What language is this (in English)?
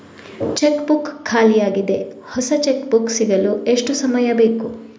Kannada